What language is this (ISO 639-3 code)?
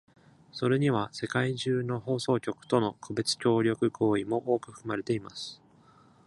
jpn